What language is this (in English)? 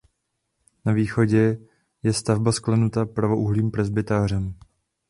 Czech